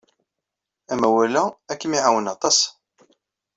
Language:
Kabyle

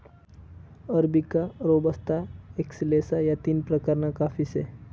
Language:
Marathi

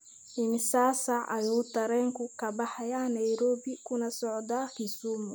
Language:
Somali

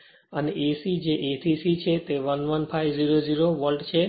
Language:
Gujarati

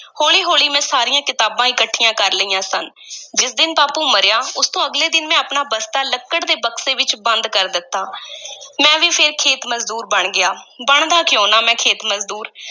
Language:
Punjabi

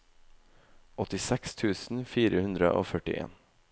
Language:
Norwegian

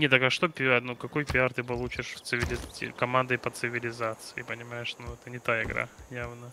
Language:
Russian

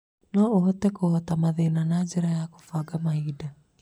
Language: Kikuyu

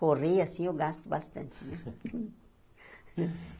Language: Portuguese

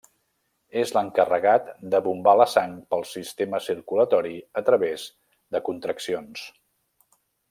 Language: Catalan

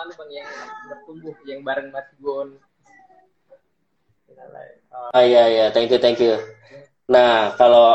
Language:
Indonesian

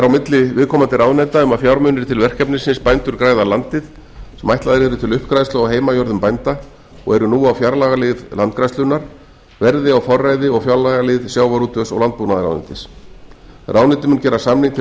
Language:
Icelandic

